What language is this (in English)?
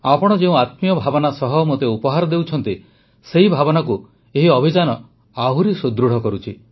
Odia